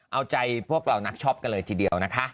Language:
Thai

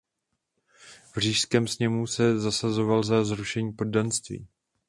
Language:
Czech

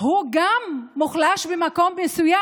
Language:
Hebrew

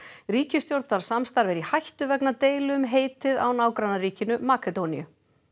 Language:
Icelandic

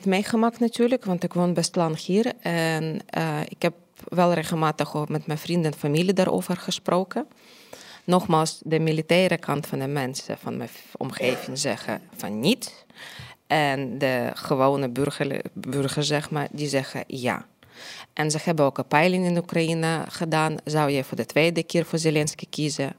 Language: Dutch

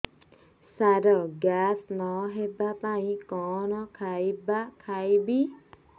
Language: Odia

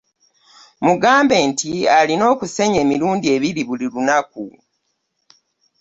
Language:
Ganda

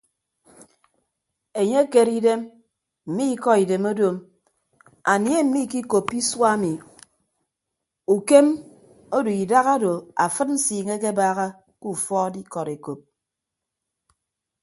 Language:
Ibibio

